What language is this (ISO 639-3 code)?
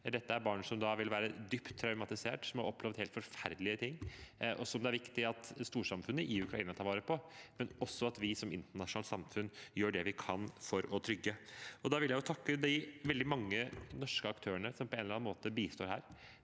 nor